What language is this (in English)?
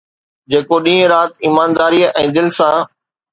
Sindhi